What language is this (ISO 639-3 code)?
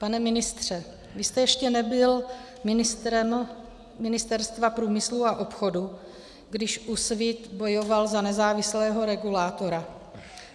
ces